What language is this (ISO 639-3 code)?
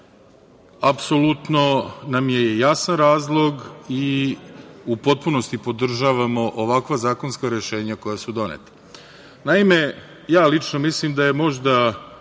srp